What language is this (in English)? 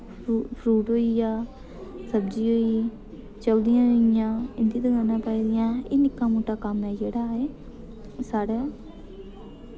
Dogri